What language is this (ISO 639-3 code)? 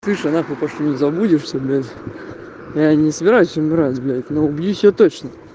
rus